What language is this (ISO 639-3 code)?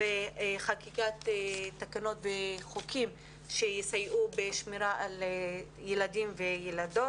heb